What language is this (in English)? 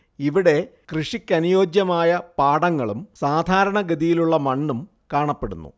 Malayalam